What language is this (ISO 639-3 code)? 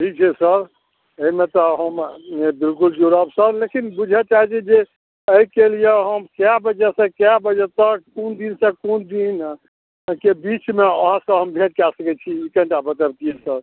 mai